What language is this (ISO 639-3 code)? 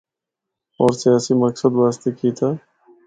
hno